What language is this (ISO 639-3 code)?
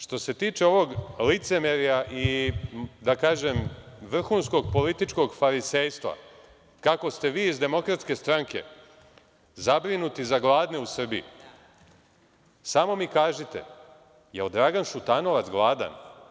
srp